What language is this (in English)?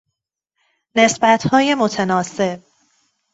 Persian